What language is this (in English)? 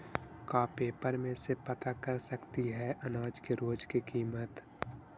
Magahi